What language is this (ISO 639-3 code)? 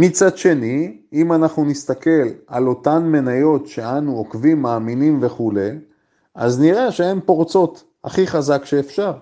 heb